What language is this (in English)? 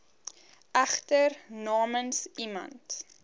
Afrikaans